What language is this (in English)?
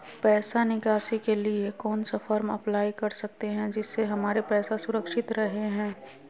Magahi